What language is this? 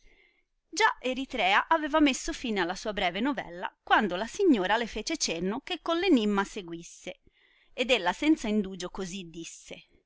Italian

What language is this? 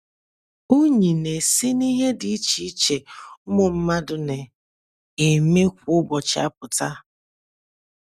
Igbo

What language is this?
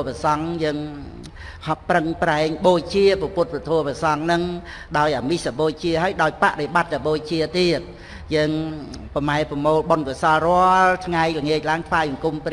Vietnamese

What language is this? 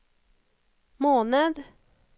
Norwegian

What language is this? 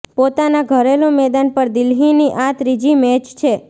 Gujarati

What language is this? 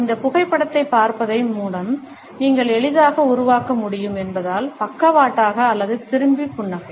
Tamil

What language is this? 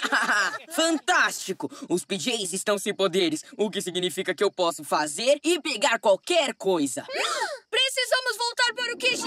Portuguese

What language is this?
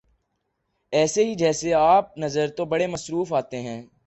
Urdu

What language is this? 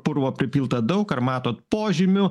Lithuanian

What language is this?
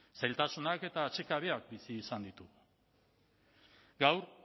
Basque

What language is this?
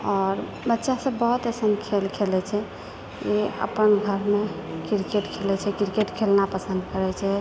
Maithili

